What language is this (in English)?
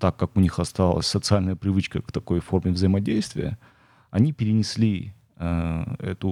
Russian